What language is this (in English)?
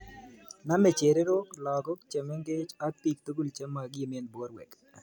Kalenjin